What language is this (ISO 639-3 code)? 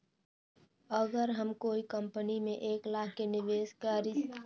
mag